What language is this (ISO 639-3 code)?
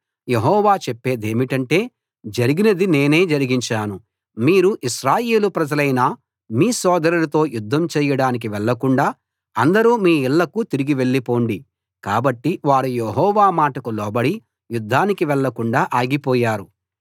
tel